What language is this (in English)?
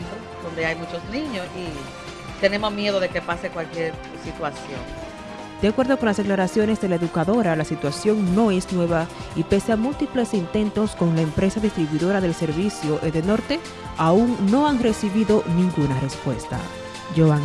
Spanish